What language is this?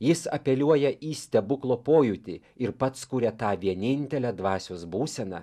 Lithuanian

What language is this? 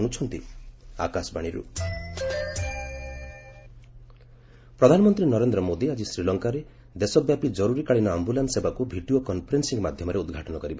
Odia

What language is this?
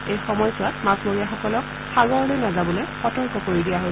Assamese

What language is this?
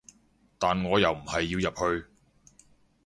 Cantonese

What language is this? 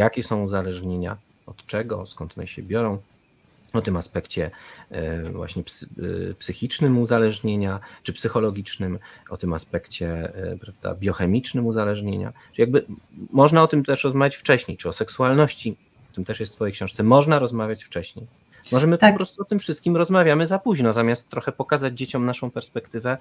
Polish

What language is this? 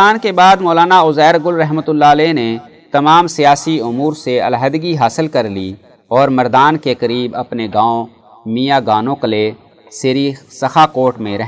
Urdu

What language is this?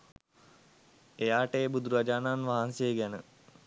Sinhala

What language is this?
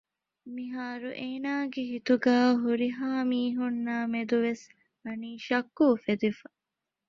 Divehi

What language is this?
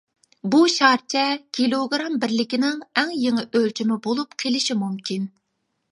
Uyghur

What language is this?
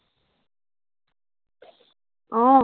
Assamese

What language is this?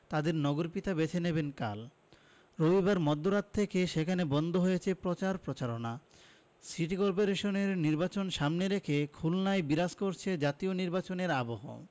Bangla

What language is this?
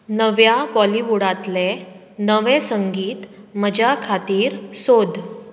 Konkani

